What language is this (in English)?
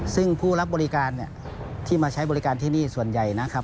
Thai